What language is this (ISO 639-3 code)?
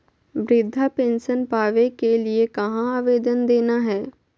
mag